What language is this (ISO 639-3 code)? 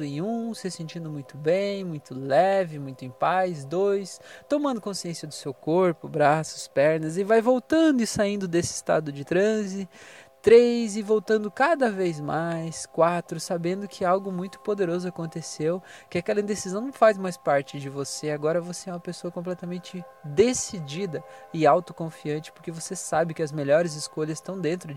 por